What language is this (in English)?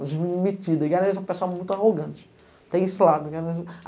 Portuguese